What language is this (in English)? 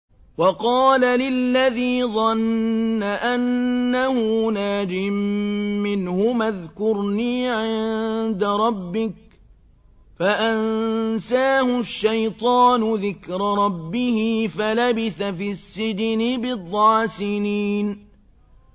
Arabic